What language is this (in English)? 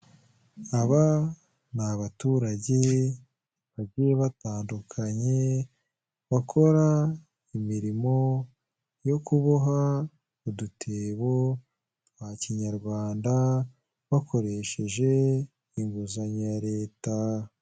Kinyarwanda